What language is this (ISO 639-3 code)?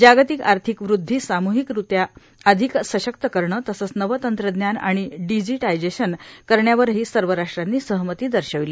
mar